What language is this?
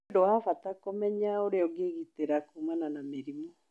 Kikuyu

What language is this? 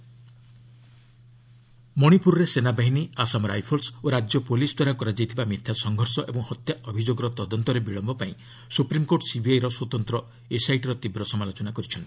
Odia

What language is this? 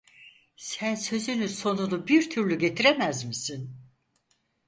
Turkish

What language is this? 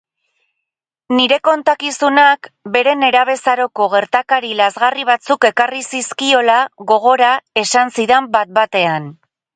Basque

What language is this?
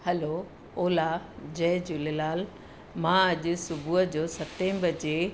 Sindhi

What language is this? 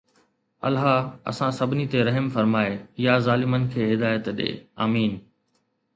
Sindhi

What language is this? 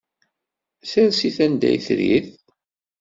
Kabyle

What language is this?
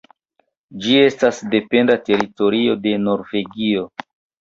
Esperanto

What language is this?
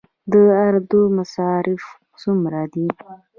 Pashto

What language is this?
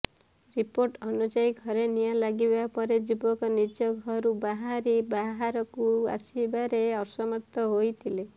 Odia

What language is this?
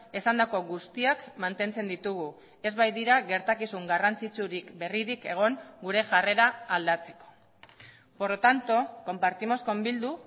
Basque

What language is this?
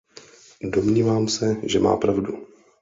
Czech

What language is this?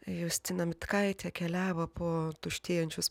Lithuanian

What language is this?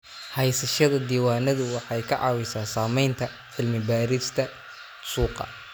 Somali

